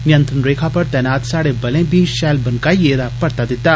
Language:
Dogri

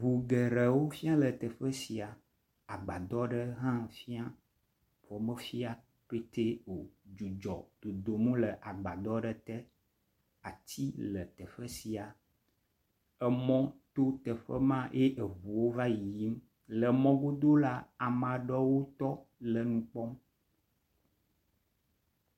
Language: Ewe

